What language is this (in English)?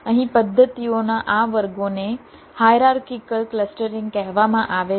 Gujarati